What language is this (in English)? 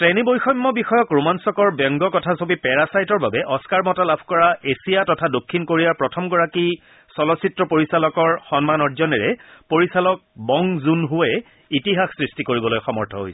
Assamese